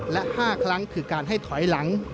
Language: Thai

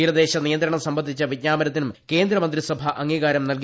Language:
Malayalam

